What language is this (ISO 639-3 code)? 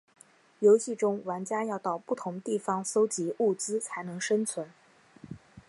zho